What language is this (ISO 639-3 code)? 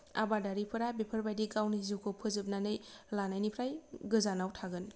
brx